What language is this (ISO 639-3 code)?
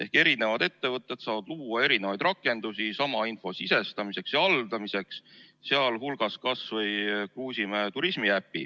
est